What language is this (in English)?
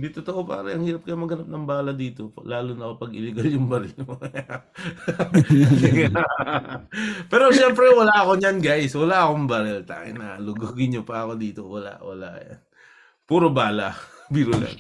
Filipino